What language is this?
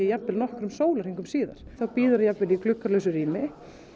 Icelandic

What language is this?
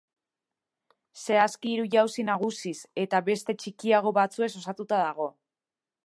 Basque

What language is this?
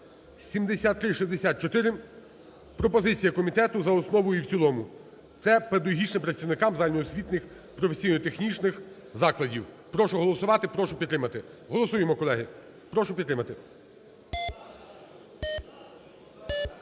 Ukrainian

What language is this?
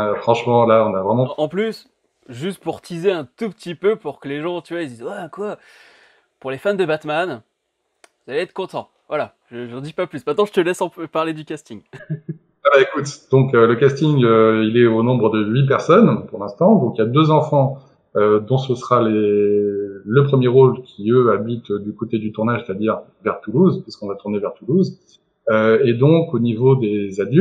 French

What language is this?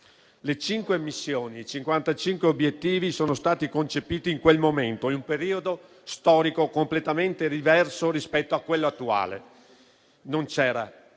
Italian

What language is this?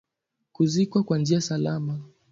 Swahili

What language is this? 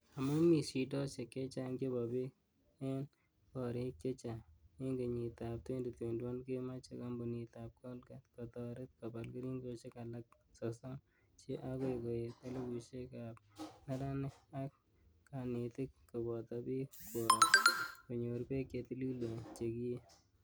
Kalenjin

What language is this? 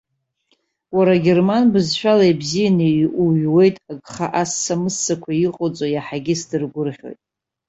Abkhazian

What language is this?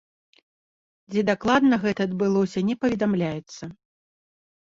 Belarusian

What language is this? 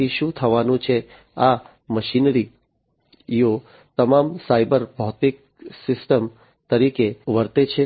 Gujarati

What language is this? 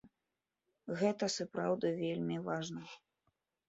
Belarusian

